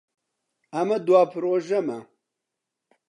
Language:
Central Kurdish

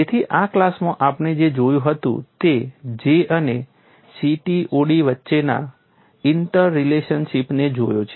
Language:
Gujarati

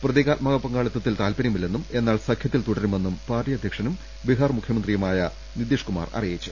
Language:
Malayalam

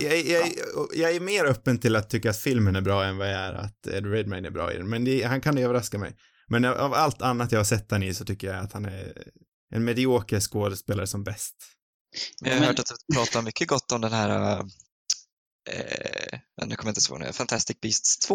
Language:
Swedish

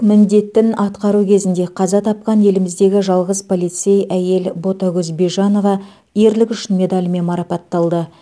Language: Kazakh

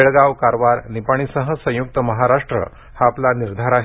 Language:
Marathi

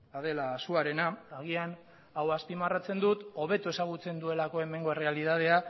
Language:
Basque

